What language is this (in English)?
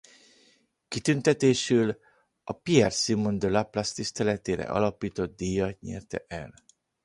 Hungarian